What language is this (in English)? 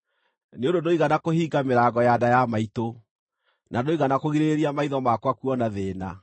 Kikuyu